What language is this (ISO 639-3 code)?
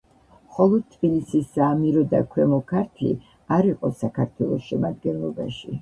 kat